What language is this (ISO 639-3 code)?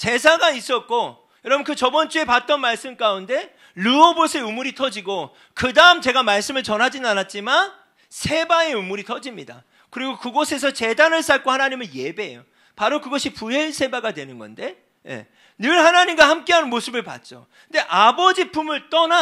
kor